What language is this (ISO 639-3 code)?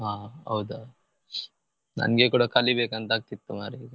kan